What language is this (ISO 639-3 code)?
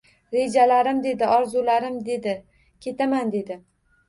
uzb